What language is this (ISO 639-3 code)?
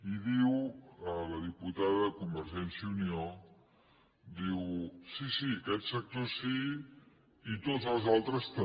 cat